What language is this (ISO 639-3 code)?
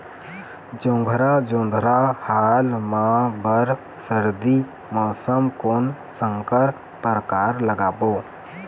hne